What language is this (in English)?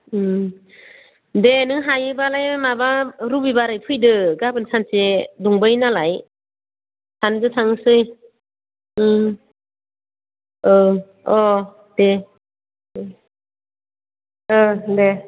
Bodo